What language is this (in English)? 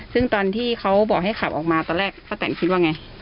Thai